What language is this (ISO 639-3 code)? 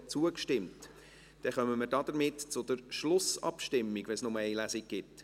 gsw